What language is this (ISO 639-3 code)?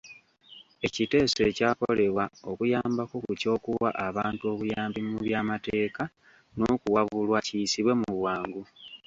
lug